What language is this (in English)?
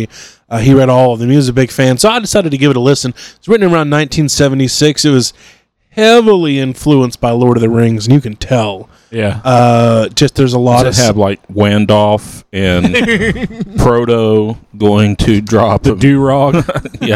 English